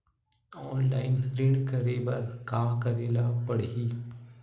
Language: Chhattisgarhi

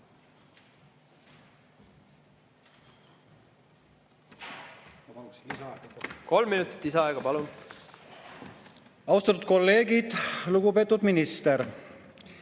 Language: Estonian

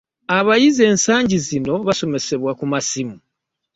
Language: Ganda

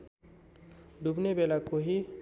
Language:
Nepali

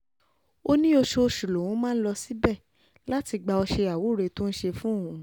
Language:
Yoruba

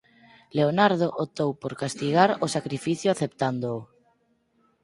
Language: Galician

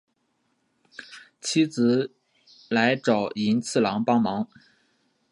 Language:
Chinese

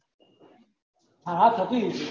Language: Gujarati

